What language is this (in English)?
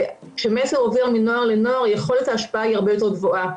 Hebrew